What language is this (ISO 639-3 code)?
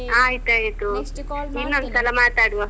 kan